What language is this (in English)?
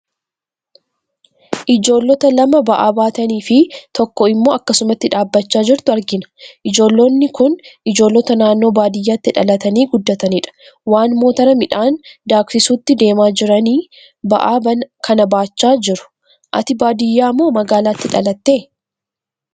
Oromo